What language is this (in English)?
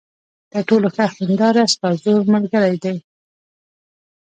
Pashto